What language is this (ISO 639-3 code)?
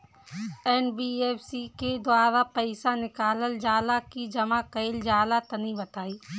bho